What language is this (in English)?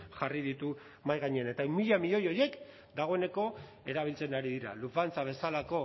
Basque